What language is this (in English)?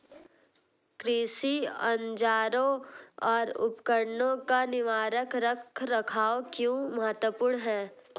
Hindi